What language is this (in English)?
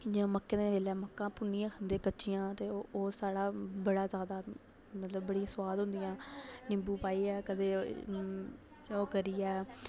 Dogri